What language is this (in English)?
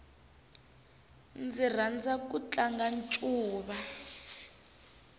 Tsonga